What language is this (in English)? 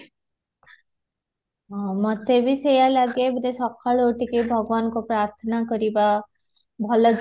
Odia